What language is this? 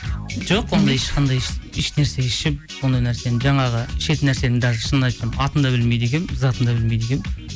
Kazakh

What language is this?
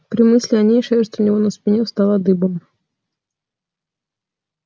Russian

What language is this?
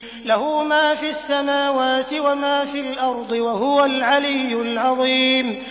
Arabic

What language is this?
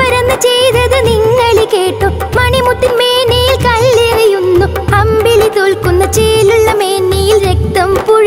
Malayalam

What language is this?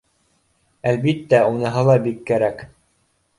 Bashkir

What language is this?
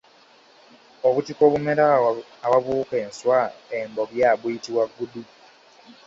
Ganda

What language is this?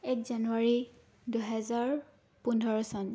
Assamese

